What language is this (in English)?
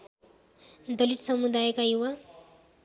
Nepali